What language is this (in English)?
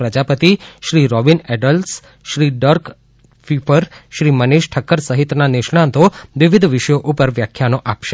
Gujarati